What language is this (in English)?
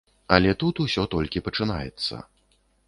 Belarusian